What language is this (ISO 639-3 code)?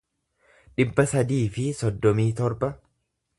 orm